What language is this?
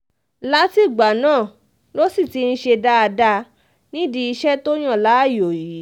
Yoruba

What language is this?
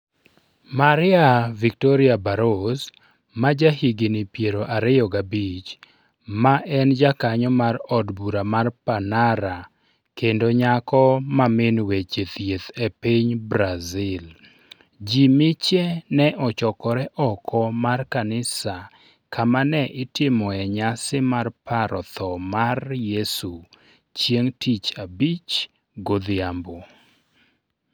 Luo (Kenya and Tanzania)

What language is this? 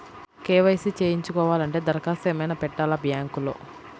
Telugu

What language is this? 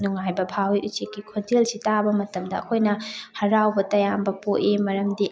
Manipuri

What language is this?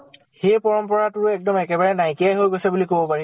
Assamese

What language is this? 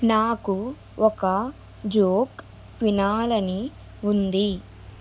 Telugu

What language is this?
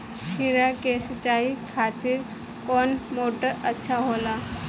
Bhojpuri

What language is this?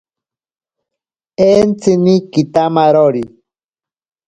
Ashéninka Perené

